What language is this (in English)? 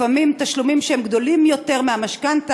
Hebrew